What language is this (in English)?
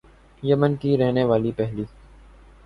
Urdu